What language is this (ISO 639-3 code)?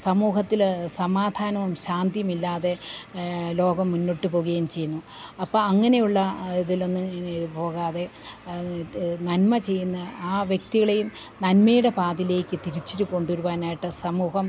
mal